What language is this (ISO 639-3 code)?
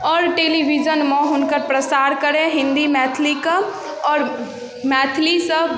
mai